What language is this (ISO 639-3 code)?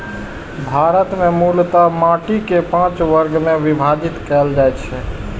mai